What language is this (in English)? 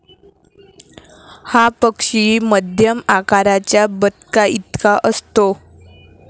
Marathi